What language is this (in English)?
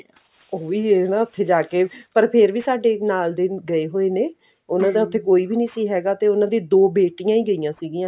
Punjabi